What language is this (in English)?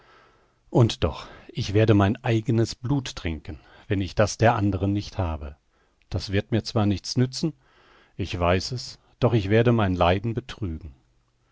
German